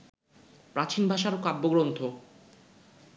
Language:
Bangla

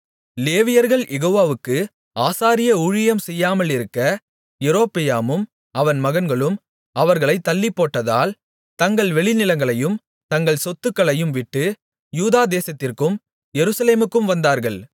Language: Tamil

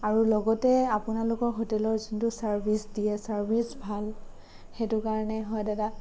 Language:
Assamese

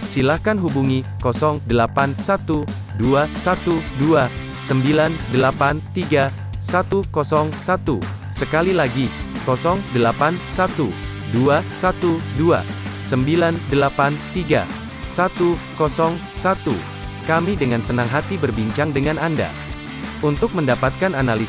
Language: Indonesian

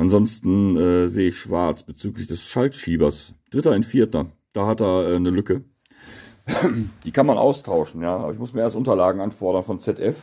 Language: German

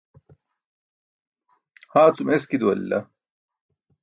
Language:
Burushaski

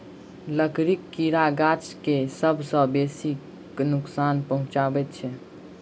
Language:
Maithili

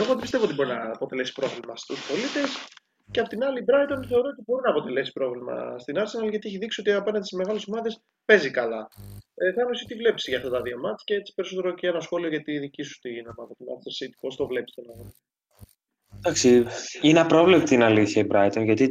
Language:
Greek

